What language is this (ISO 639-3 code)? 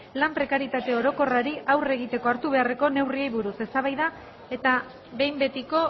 eus